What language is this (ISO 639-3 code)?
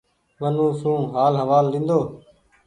gig